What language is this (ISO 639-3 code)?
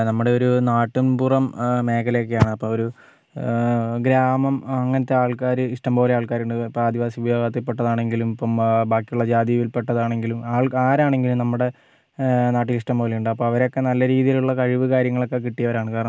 mal